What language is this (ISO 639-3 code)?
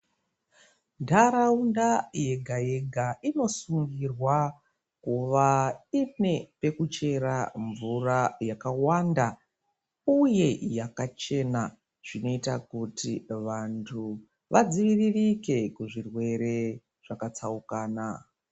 ndc